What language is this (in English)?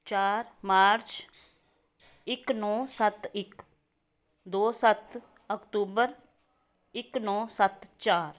Punjabi